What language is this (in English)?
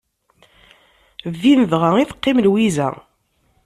Kabyle